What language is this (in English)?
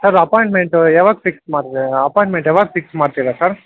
Kannada